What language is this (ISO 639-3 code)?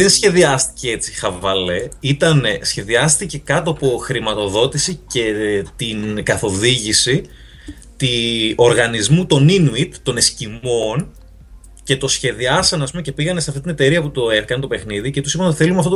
ell